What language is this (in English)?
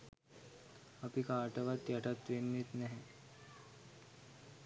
Sinhala